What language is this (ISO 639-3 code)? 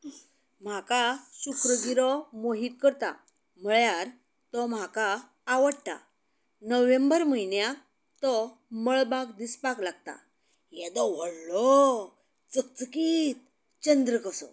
kok